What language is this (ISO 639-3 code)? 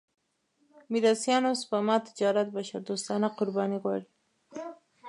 pus